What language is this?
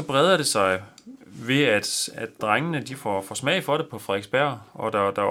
Danish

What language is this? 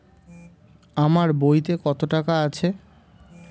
Bangla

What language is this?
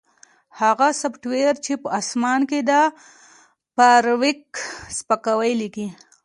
Pashto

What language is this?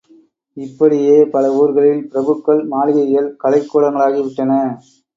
Tamil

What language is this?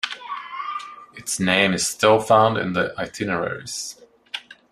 English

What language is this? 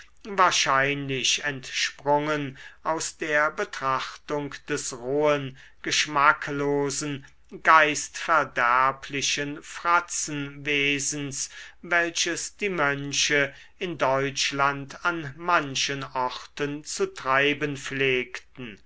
German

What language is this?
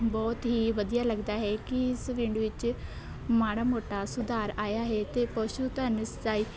Punjabi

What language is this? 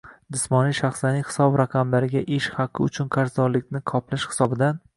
Uzbek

